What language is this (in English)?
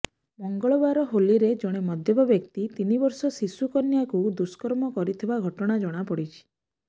Odia